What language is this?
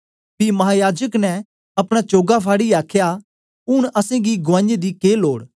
Dogri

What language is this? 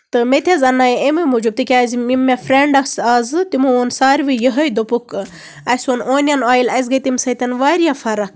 Kashmiri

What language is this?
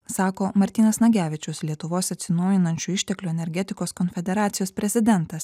Lithuanian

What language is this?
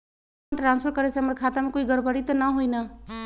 Magahi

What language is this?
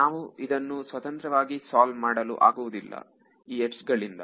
Kannada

